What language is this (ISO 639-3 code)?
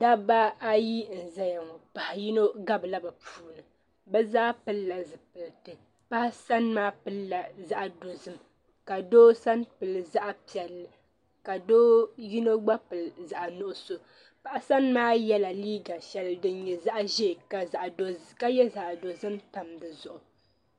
dag